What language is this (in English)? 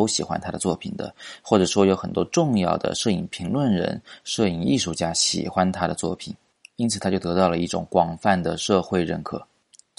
Chinese